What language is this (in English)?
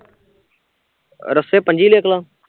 Punjabi